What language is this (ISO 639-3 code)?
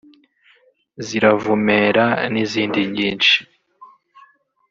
kin